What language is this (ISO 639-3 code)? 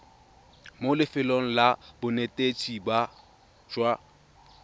tsn